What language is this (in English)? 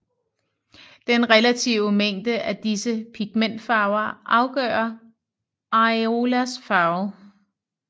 Danish